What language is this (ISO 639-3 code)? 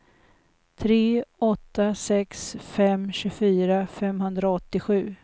swe